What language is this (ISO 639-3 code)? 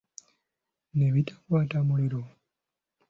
lug